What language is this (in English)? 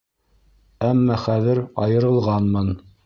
Bashkir